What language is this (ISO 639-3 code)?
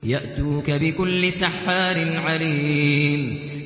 ara